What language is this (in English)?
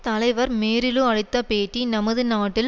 Tamil